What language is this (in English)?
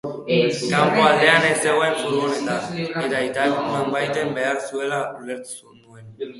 Basque